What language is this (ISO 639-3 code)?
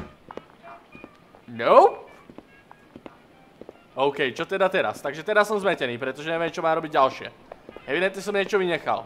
ces